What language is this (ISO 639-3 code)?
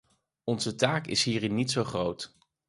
nld